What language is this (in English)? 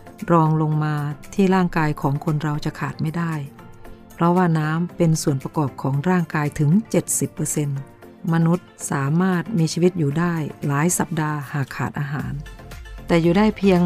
Thai